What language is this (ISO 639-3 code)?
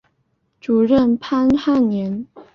zho